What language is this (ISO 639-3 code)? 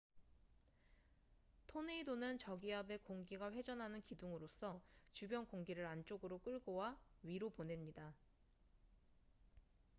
kor